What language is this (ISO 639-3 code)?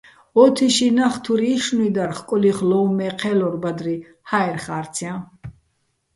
bbl